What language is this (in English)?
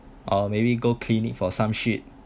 English